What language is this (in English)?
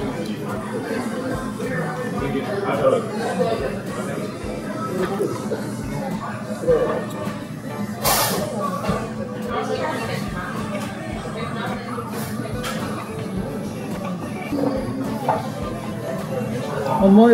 Japanese